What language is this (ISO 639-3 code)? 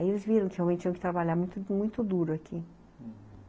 por